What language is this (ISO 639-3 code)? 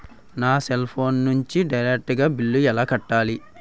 tel